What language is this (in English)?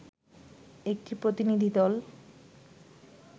Bangla